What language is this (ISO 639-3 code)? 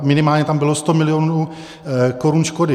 ces